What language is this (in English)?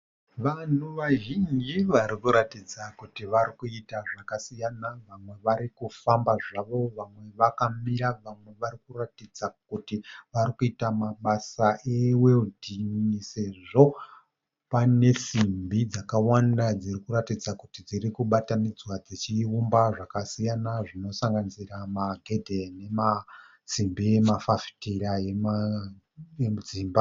Shona